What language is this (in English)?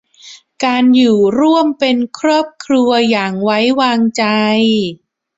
Thai